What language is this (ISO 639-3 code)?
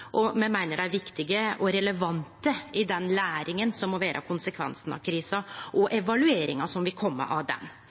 nno